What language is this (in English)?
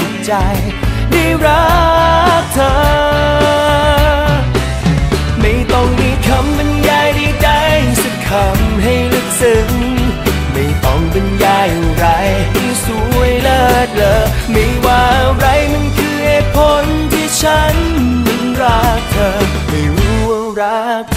Thai